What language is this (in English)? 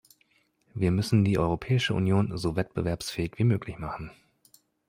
German